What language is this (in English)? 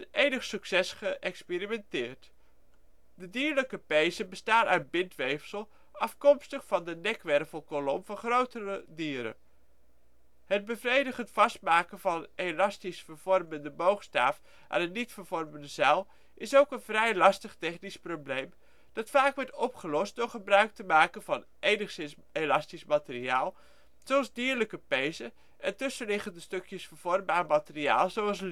Dutch